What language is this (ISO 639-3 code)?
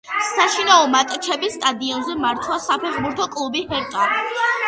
kat